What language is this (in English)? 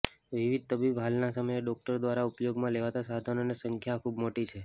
Gujarati